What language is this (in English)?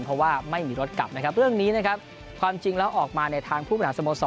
Thai